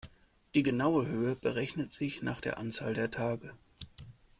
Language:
German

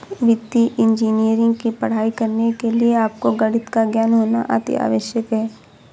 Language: Hindi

